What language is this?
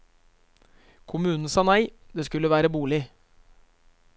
Norwegian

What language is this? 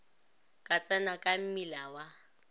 Northern Sotho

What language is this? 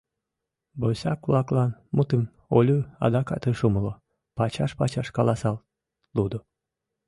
Mari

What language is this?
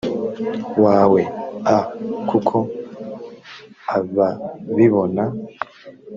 Kinyarwanda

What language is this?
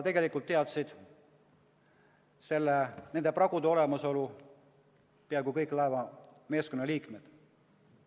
Estonian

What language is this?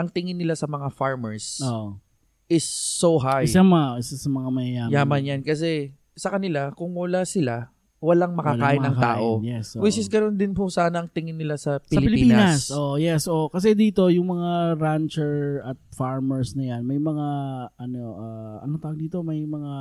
Filipino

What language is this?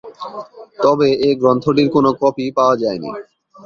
Bangla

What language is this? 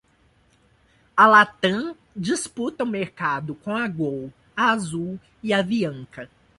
Portuguese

